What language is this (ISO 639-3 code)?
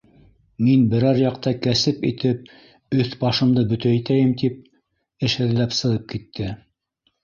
bak